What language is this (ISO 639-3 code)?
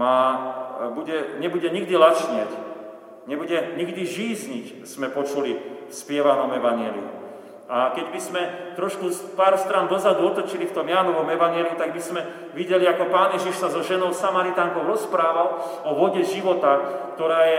slk